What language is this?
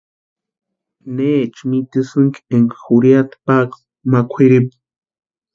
Western Highland Purepecha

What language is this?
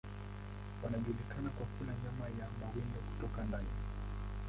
Swahili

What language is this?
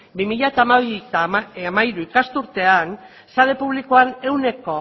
Basque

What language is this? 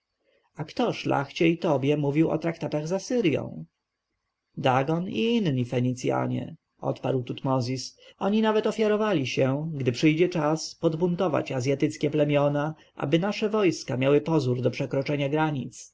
Polish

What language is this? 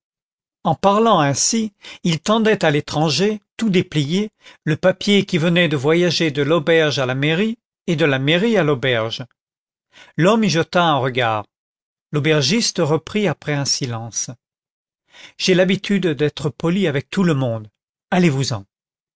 French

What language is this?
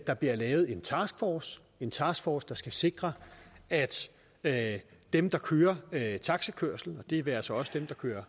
Danish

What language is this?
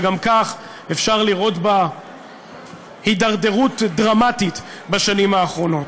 Hebrew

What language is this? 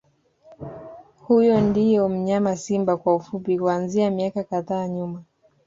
Swahili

